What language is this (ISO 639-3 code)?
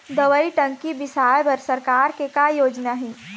hne